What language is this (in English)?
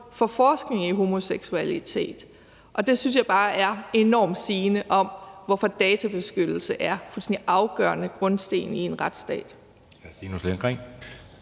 Danish